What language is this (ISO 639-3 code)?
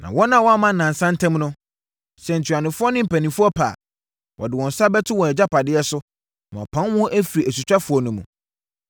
aka